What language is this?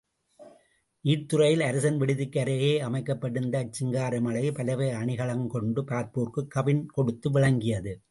Tamil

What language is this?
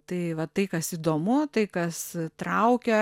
Lithuanian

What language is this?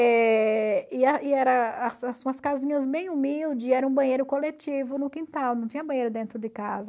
Portuguese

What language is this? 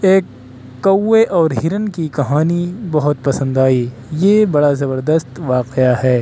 Urdu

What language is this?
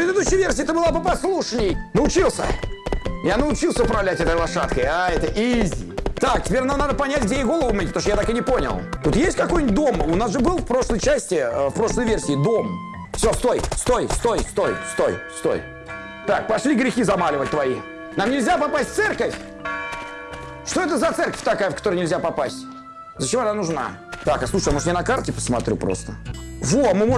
Russian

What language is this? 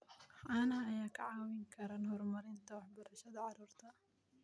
Somali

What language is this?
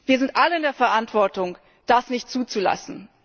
German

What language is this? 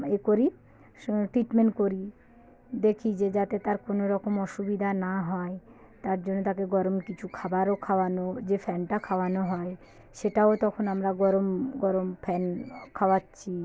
Bangla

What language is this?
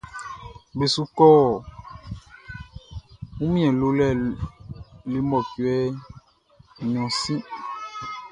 Baoulé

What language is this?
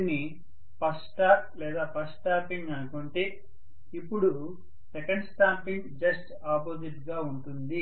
Telugu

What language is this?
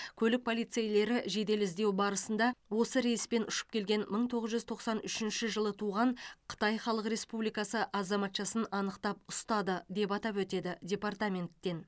Kazakh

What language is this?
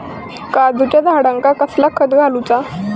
Marathi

